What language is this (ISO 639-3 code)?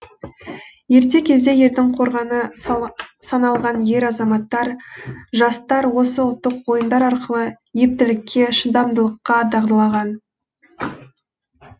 kaz